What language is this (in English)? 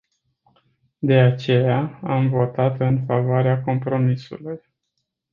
Romanian